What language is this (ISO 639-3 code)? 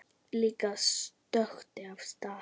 isl